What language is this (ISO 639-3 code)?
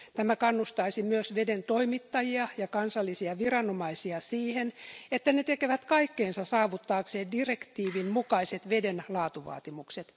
fin